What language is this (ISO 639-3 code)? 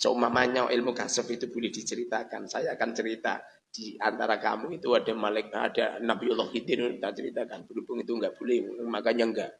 ind